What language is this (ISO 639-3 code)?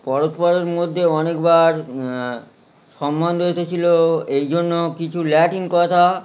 ben